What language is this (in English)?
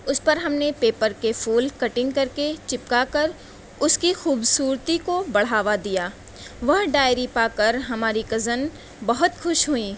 Urdu